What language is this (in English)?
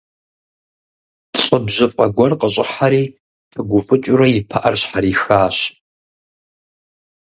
Kabardian